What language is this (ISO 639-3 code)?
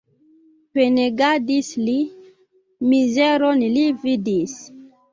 epo